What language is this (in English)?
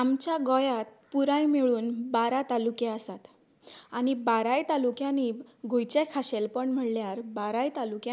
Konkani